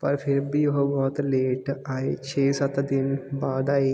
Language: Punjabi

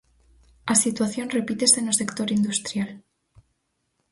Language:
Galician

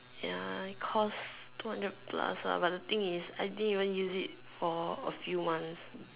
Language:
English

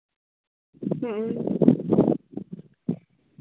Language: Santali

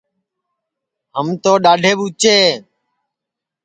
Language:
Sansi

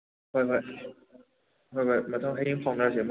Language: Manipuri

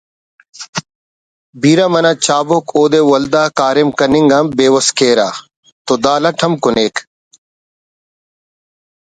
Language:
Brahui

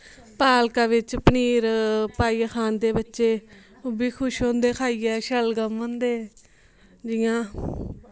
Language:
Dogri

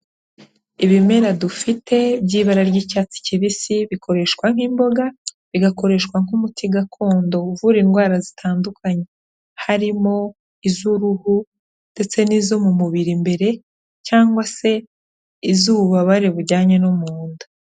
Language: Kinyarwanda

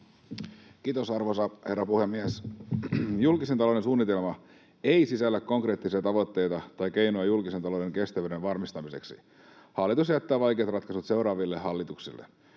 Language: Finnish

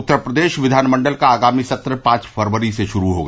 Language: Hindi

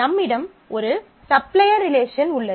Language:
Tamil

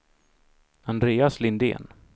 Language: Swedish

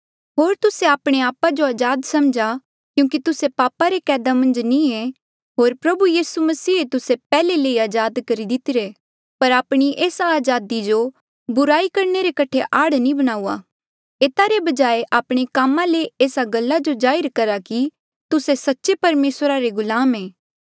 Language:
Mandeali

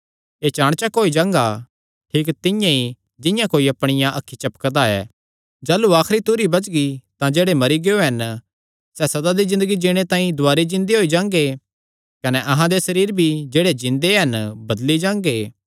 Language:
Kangri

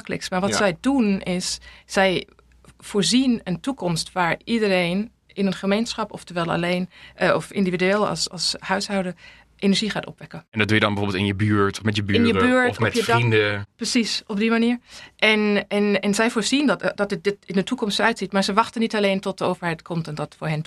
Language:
Dutch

